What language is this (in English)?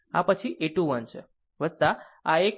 Gujarati